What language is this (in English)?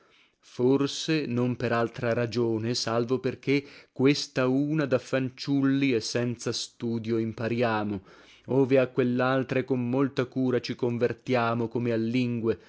Italian